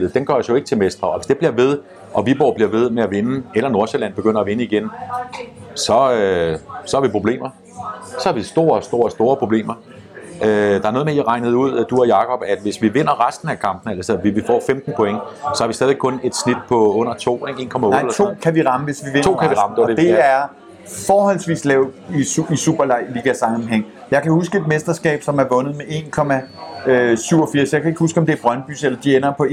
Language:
Danish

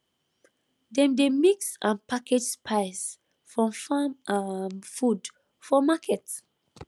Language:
Nigerian Pidgin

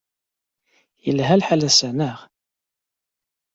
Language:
Kabyle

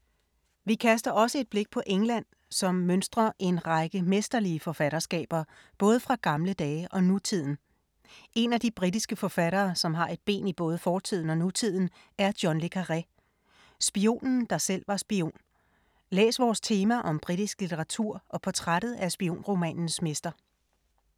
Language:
Danish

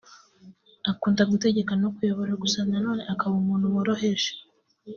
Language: Kinyarwanda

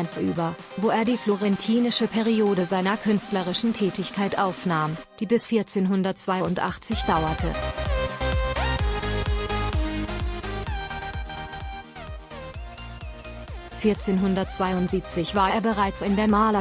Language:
German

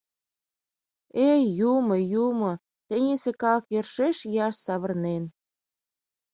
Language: Mari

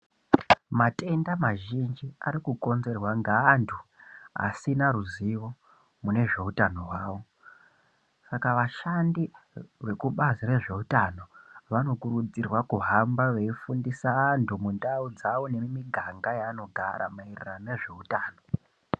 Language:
Ndau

